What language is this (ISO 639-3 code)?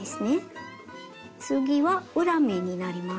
jpn